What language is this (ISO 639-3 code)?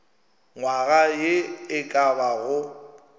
nso